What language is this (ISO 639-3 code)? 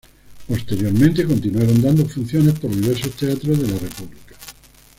spa